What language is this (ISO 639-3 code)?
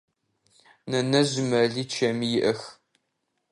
ady